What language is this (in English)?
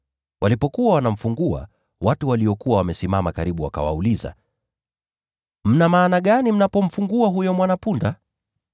Swahili